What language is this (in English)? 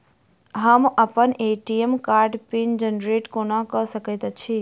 Maithili